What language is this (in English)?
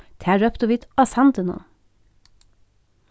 Faroese